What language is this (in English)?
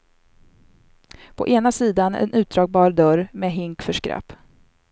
Swedish